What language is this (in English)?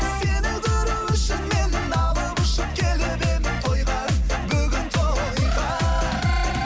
Kazakh